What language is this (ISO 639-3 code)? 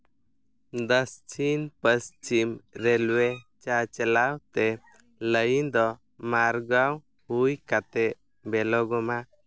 sat